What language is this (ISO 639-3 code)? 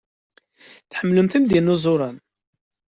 kab